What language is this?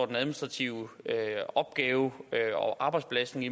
Danish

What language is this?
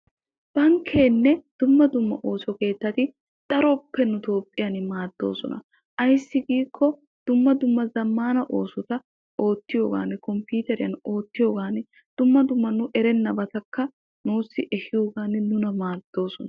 Wolaytta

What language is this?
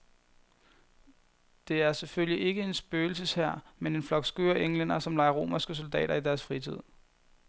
Danish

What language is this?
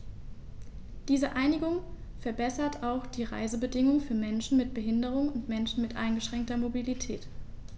German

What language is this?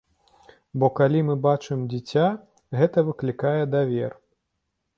Belarusian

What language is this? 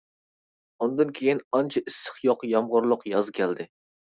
Uyghur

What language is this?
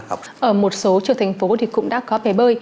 Vietnamese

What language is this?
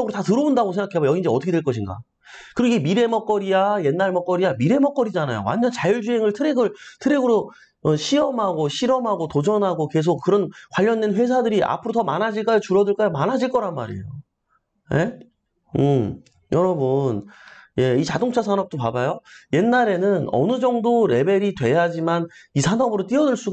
Korean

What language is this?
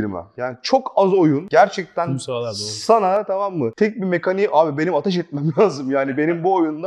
Turkish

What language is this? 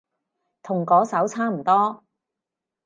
Cantonese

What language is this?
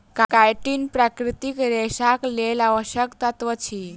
Maithili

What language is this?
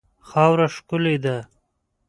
Pashto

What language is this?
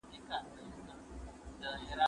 Pashto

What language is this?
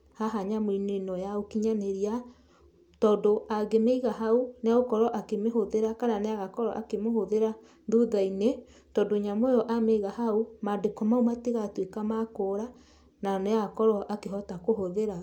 Kikuyu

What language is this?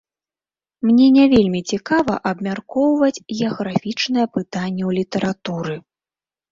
Belarusian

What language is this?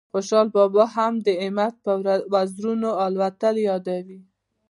Pashto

